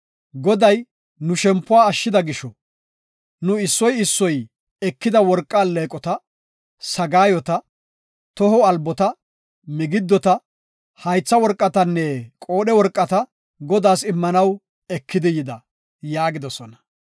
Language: Gofa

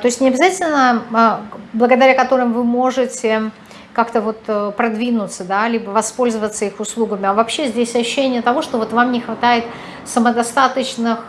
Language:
Russian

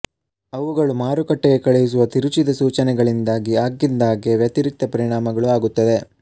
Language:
Kannada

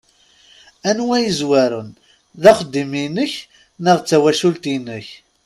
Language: Kabyle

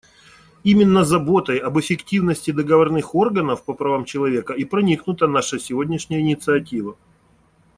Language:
Russian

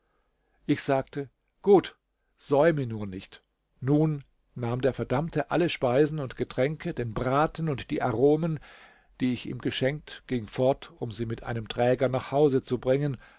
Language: German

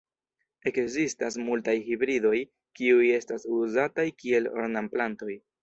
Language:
Esperanto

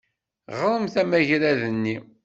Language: Kabyle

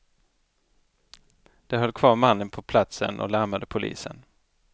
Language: Swedish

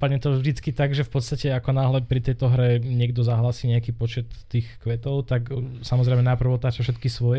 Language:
Slovak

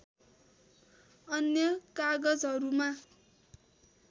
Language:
Nepali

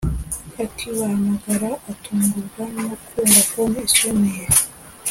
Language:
Kinyarwanda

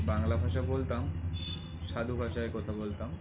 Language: Bangla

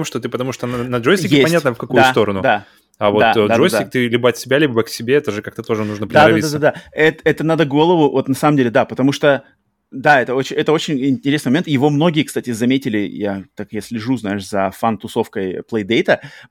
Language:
Russian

